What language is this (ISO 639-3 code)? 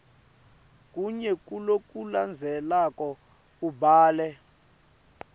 ssw